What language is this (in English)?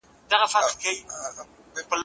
Pashto